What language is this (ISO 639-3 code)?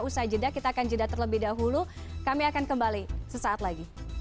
ind